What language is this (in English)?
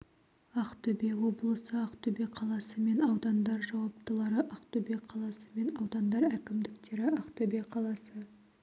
Kazakh